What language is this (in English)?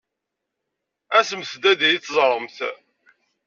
Kabyle